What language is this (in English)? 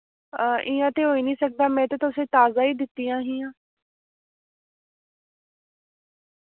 Dogri